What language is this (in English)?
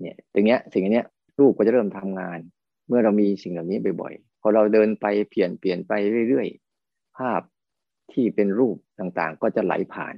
Thai